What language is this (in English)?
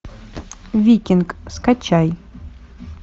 Russian